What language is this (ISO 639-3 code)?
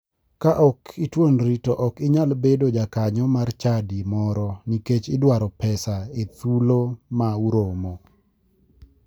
luo